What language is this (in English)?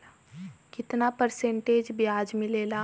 Bhojpuri